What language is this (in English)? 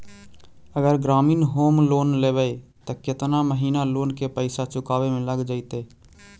Magahi